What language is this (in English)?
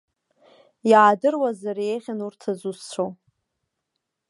Abkhazian